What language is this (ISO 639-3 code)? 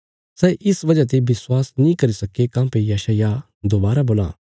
kfs